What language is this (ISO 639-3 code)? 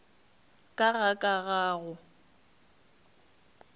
nso